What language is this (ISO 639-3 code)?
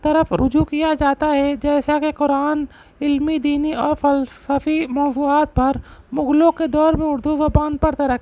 urd